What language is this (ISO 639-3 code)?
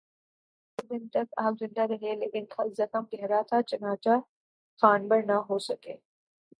urd